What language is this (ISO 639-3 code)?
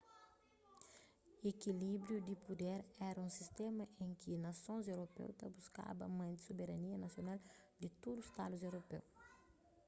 kea